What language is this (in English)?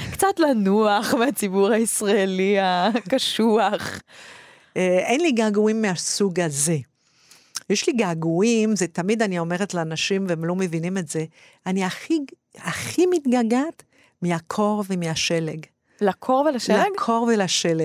Hebrew